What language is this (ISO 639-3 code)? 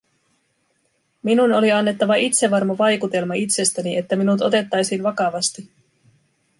fin